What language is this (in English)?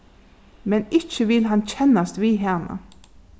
Faroese